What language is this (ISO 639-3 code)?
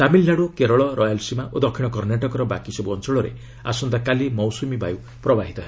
ori